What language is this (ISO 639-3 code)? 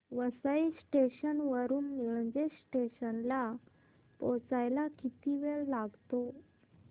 mar